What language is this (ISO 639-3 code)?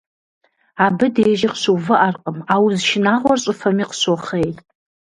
kbd